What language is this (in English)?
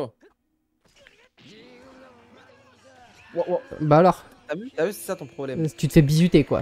French